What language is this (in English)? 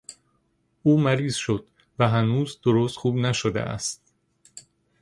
Persian